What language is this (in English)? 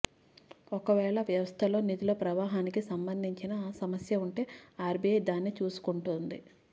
Telugu